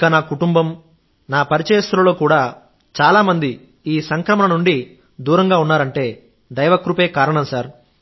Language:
Telugu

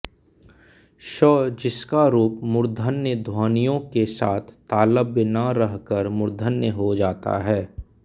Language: Hindi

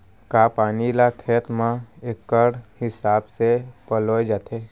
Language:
Chhattisgarhi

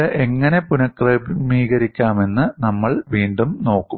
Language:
Malayalam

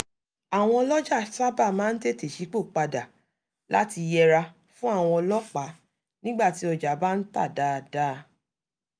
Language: Yoruba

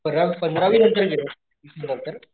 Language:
Marathi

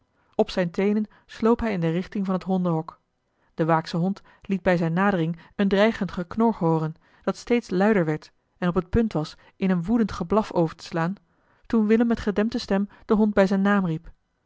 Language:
Dutch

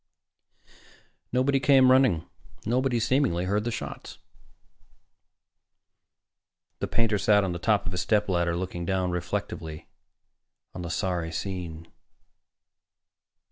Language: English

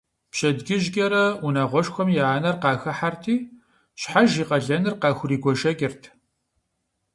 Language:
Kabardian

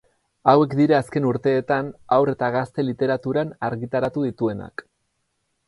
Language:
Basque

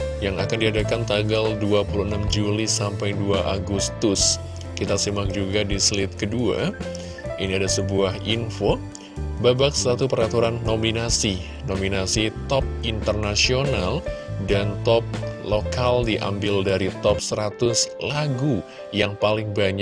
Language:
Indonesian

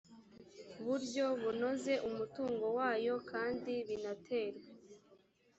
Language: Kinyarwanda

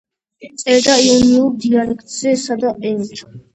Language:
Georgian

